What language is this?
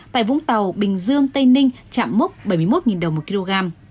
Vietnamese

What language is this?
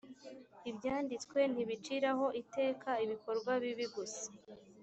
Kinyarwanda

